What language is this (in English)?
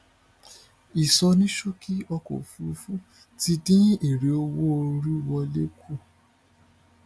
Yoruba